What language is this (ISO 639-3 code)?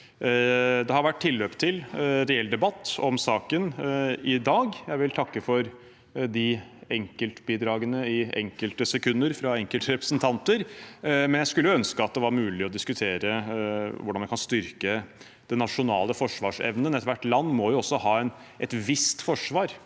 nor